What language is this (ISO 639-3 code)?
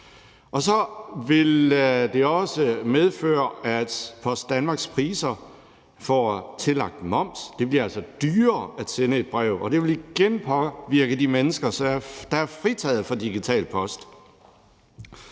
dan